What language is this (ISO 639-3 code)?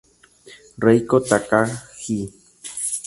spa